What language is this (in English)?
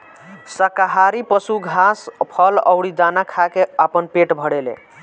Bhojpuri